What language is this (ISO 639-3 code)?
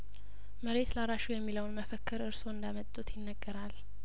amh